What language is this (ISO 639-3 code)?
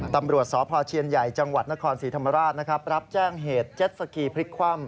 tha